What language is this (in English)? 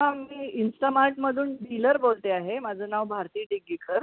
Marathi